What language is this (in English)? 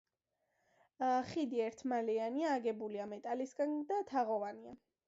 Georgian